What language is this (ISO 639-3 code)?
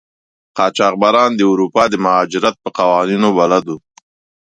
pus